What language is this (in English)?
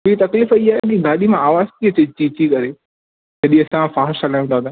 Sindhi